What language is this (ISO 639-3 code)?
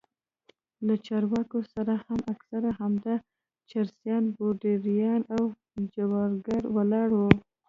pus